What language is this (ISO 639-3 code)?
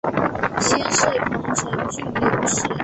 zho